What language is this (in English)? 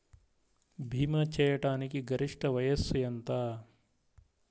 Telugu